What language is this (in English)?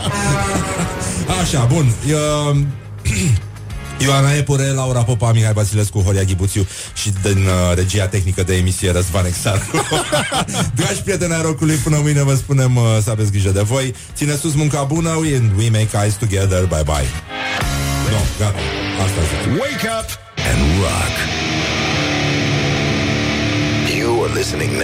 Romanian